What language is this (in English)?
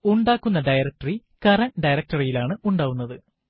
Malayalam